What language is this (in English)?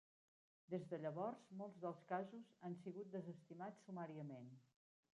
Catalan